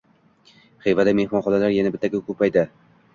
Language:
Uzbek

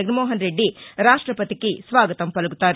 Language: Telugu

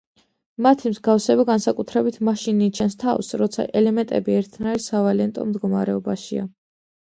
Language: Georgian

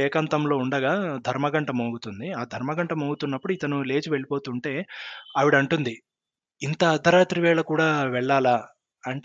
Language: Telugu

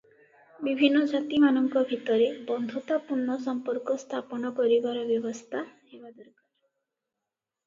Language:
Odia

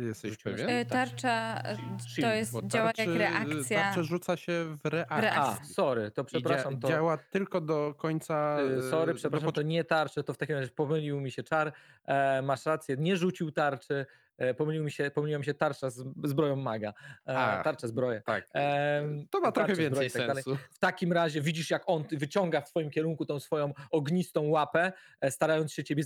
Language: Polish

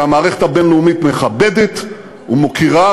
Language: Hebrew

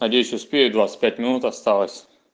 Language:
Russian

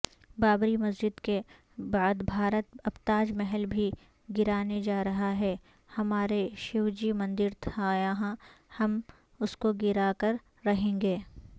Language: Urdu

